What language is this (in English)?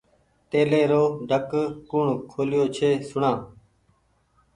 Goaria